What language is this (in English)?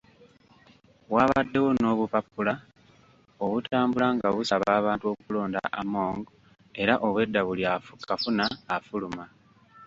Ganda